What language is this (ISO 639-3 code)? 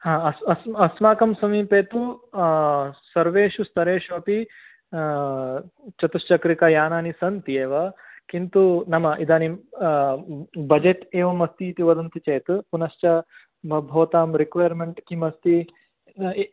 san